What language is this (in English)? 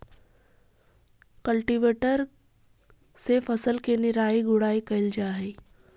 Magahi